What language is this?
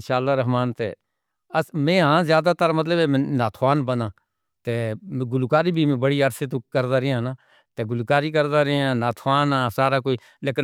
Northern Hindko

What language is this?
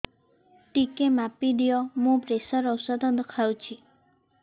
Odia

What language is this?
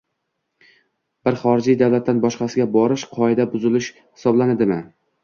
Uzbek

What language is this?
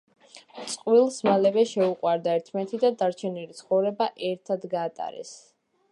Georgian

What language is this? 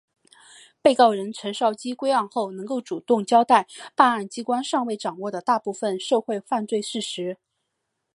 Chinese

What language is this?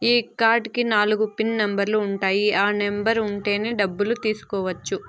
Telugu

